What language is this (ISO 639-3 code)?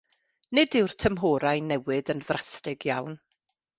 cym